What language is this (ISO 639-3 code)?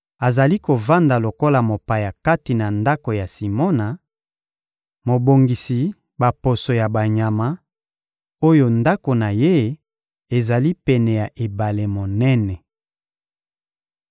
lin